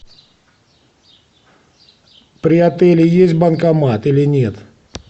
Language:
Russian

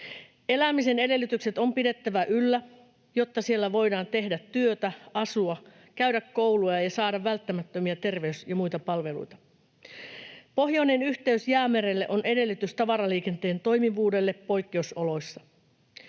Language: Finnish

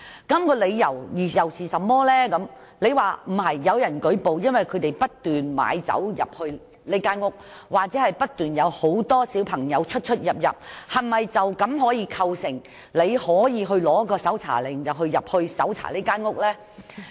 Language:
Cantonese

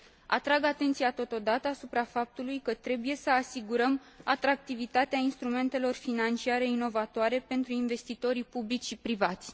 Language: Romanian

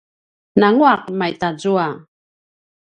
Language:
Paiwan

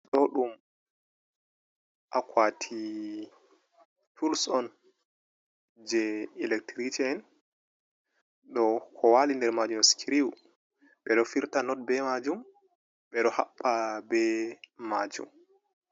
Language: Fula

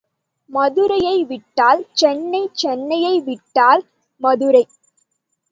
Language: Tamil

